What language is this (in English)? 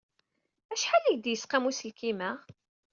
Kabyle